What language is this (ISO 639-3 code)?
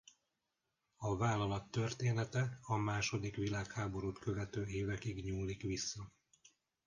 hun